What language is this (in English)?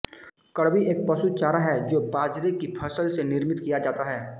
Hindi